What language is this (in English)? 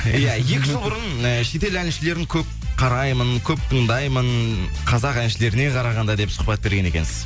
Kazakh